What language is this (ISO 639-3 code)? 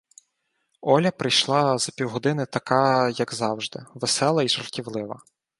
ukr